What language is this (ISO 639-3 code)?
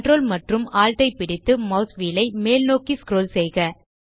tam